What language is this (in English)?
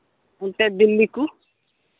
Santali